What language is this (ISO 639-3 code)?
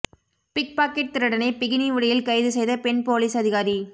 tam